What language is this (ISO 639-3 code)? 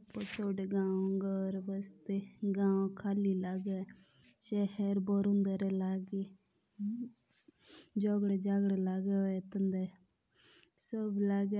jns